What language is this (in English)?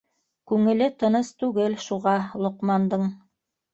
Bashkir